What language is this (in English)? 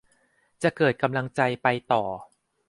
Thai